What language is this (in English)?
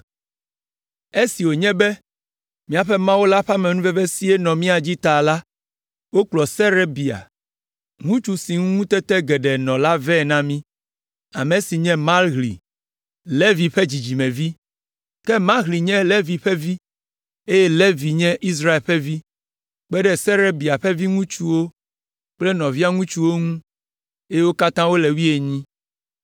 Ewe